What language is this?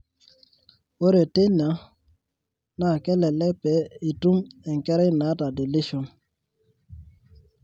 Masai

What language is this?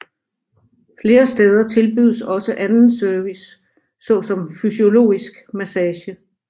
Danish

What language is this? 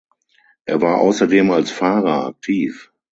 German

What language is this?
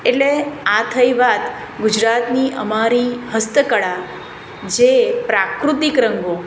Gujarati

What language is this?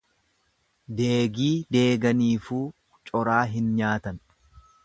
Oromo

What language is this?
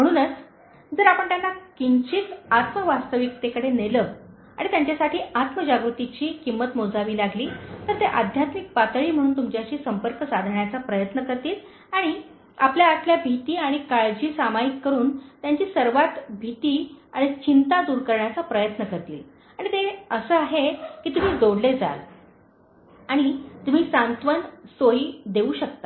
Marathi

